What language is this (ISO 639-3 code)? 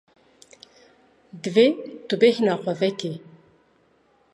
kur